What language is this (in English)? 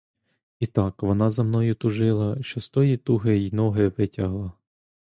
Ukrainian